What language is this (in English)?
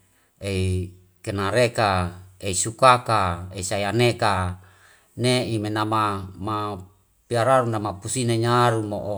Wemale